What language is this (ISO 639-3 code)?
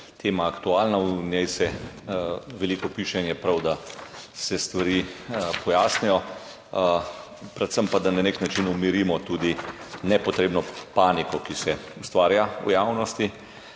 slv